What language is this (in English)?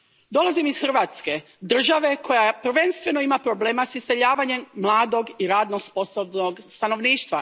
Croatian